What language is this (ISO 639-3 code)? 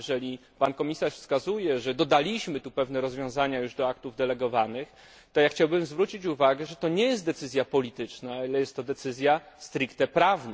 pol